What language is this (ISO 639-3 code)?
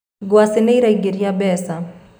kik